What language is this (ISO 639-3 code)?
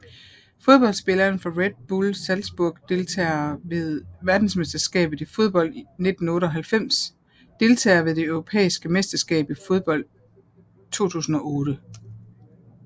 dan